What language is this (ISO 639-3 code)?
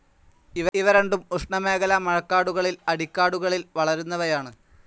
mal